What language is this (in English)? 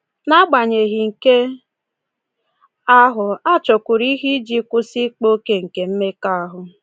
Igbo